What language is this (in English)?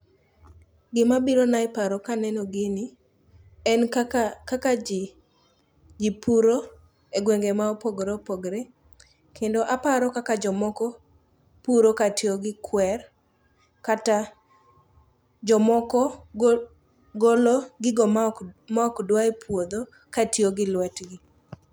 Luo (Kenya and Tanzania)